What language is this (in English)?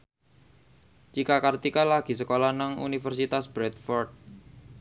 Javanese